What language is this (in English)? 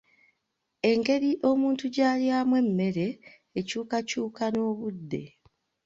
Ganda